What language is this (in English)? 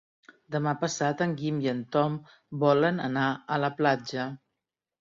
Catalan